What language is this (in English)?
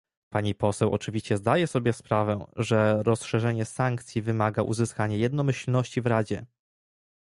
Polish